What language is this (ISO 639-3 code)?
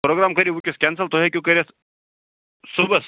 kas